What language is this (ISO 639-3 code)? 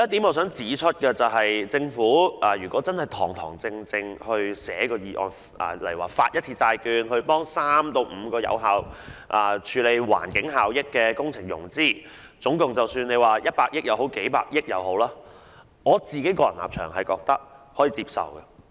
yue